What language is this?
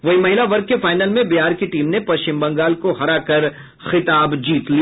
Hindi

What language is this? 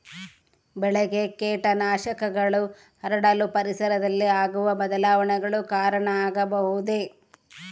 Kannada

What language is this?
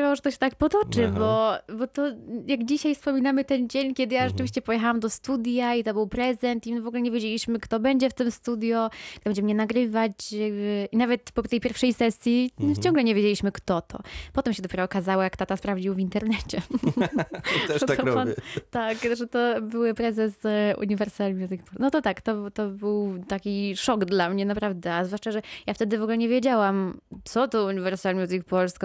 Polish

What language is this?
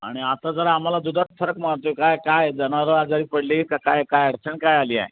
Marathi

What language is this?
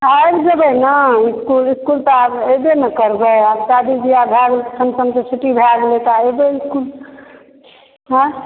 Maithili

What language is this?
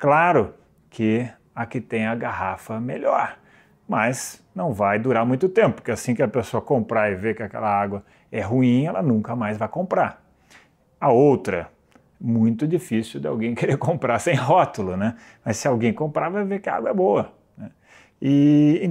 Portuguese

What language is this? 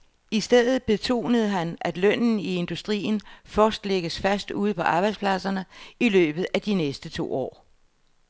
Danish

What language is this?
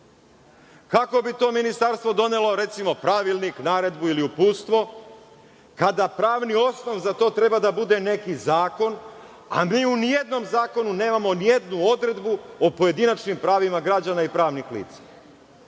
Serbian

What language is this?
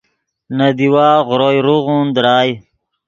Yidgha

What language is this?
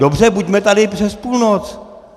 Czech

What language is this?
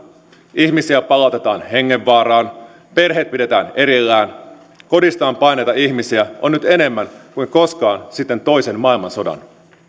Finnish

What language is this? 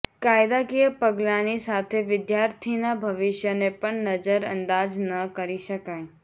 Gujarati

